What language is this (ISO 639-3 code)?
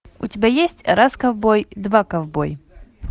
rus